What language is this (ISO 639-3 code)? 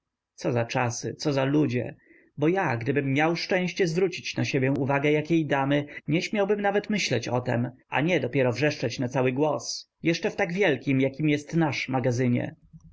pol